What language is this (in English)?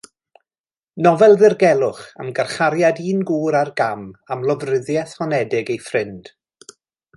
Welsh